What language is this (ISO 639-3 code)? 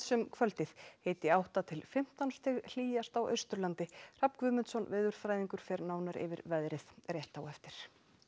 isl